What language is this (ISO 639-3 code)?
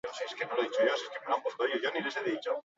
eus